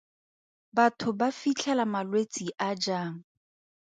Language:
Tswana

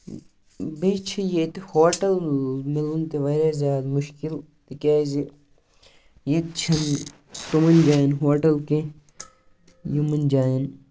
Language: Kashmiri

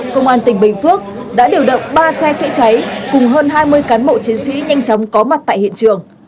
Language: Vietnamese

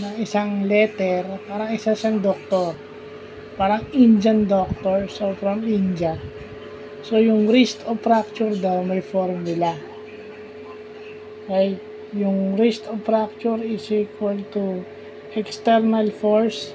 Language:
Filipino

